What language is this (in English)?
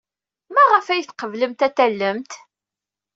Kabyle